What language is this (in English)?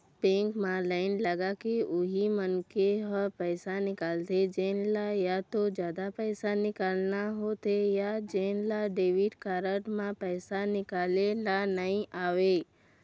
Chhattisgarhi